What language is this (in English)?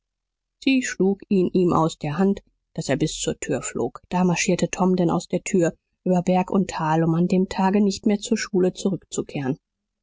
German